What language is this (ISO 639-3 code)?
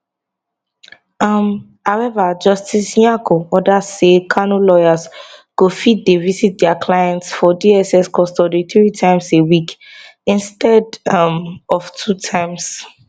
pcm